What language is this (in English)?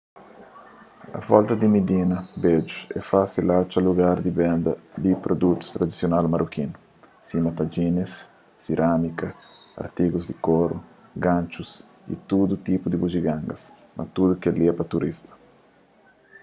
Kabuverdianu